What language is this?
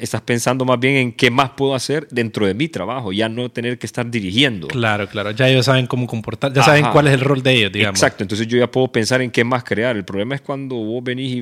Spanish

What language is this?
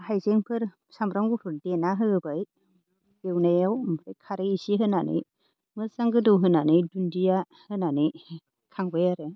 Bodo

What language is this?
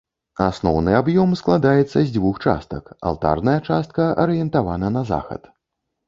Belarusian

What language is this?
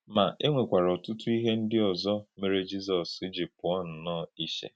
Igbo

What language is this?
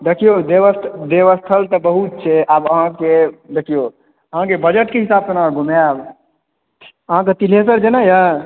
Maithili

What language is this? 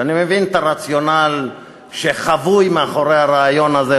Hebrew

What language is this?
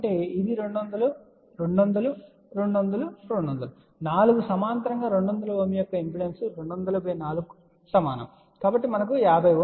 Telugu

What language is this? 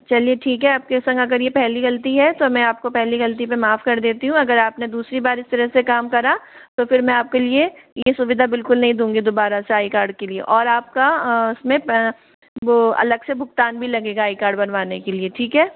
Hindi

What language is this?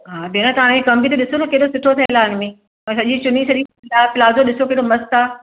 Sindhi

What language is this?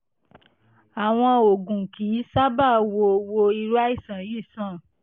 Yoruba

